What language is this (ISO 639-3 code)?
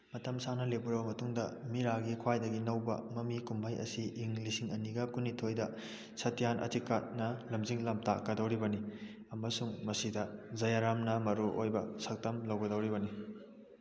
mni